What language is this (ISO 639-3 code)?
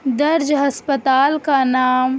urd